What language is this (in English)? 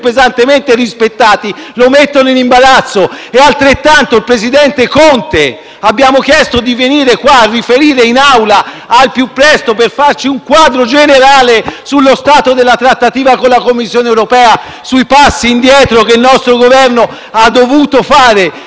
Italian